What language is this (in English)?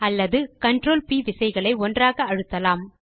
Tamil